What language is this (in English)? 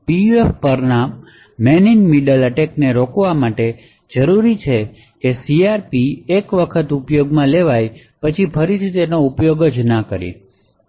Gujarati